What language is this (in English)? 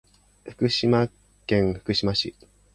Japanese